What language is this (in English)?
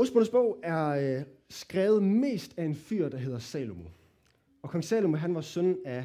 Danish